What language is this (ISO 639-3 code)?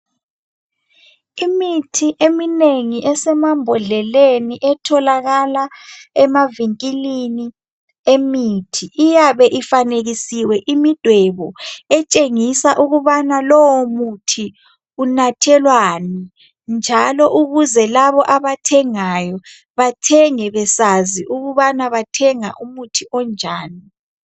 nde